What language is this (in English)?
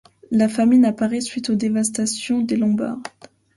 French